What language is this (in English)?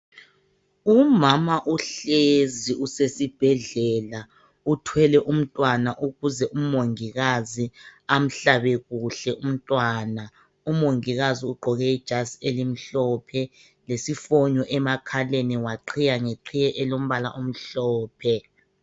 North Ndebele